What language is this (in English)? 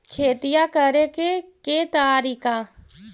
Magahi